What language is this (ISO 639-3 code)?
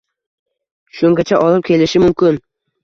uzb